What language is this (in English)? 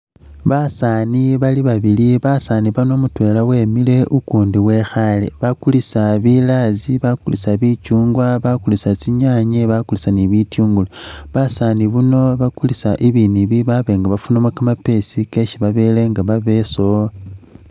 Masaaba